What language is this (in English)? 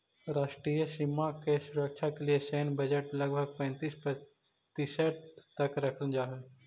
Magahi